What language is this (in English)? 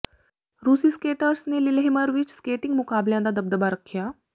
Punjabi